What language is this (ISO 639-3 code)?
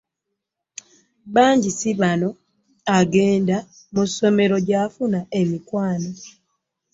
lug